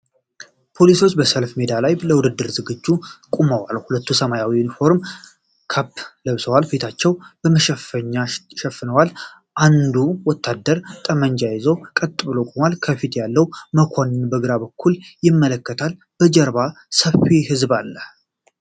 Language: Amharic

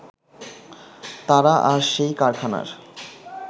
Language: Bangla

